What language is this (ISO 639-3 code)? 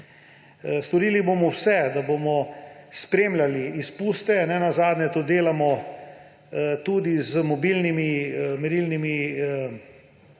slv